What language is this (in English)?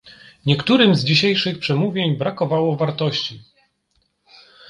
Polish